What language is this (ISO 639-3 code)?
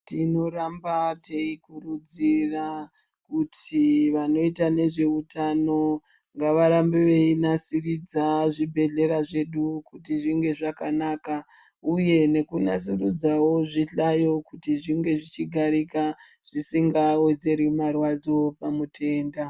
ndc